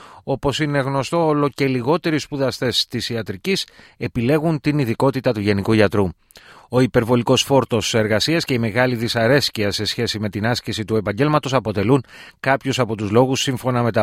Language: Greek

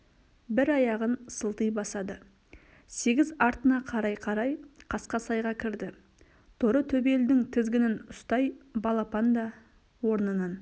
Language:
Kazakh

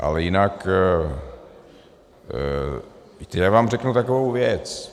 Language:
Czech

